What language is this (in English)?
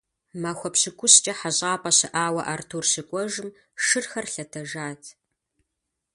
Kabardian